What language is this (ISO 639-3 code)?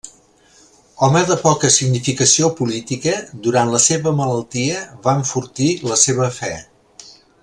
cat